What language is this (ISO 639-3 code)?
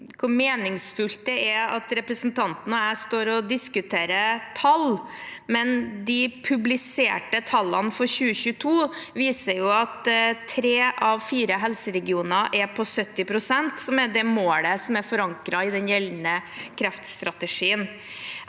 nor